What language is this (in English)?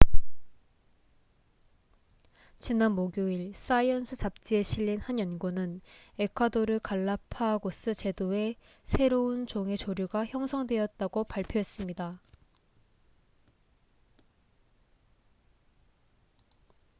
Korean